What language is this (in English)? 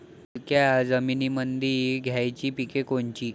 Marathi